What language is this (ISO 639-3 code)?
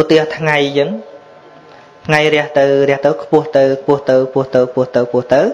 vie